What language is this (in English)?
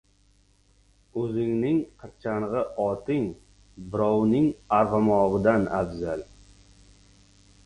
Uzbek